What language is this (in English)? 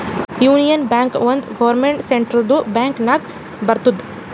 Kannada